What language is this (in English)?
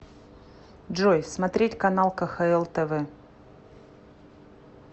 Russian